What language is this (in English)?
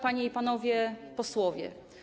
Polish